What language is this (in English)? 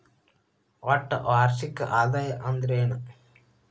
Kannada